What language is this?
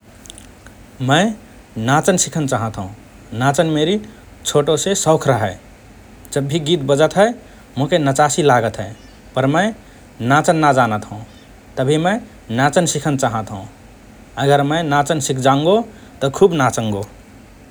Rana Tharu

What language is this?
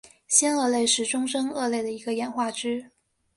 Chinese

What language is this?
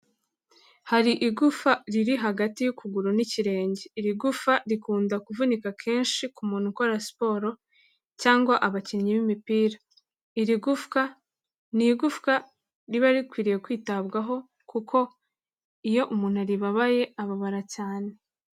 Kinyarwanda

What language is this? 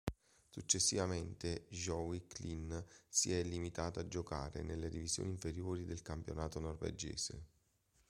Italian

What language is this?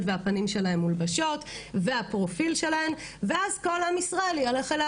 Hebrew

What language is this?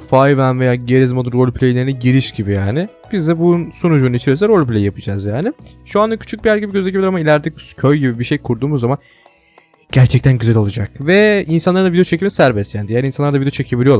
Turkish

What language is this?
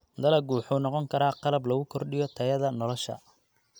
Somali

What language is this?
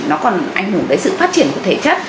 Vietnamese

